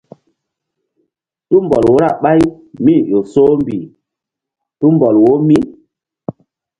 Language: Mbum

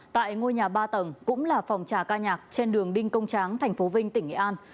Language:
Vietnamese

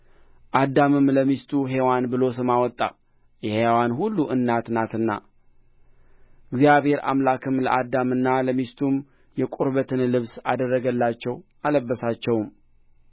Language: Amharic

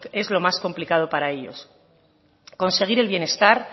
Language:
Spanish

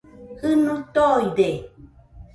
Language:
Nüpode Huitoto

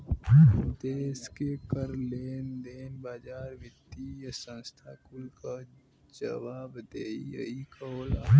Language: Bhojpuri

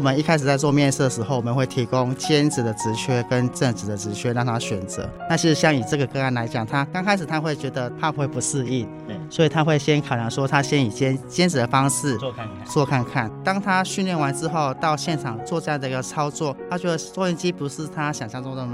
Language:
Chinese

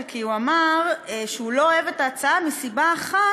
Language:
Hebrew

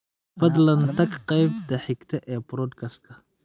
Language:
Somali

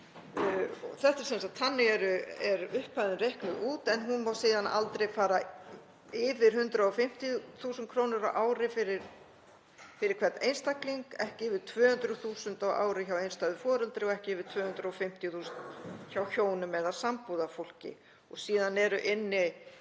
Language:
Icelandic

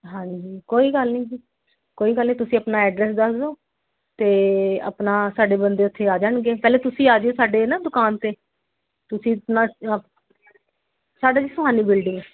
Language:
Punjabi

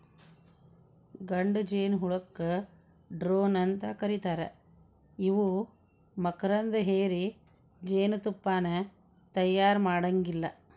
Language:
Kannada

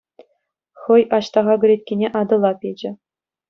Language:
Chuvash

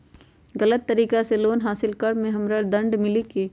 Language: Magahi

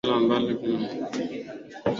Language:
Swahili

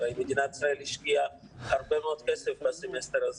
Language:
Hebrew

